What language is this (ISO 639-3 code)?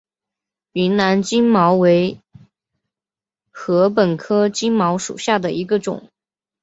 zho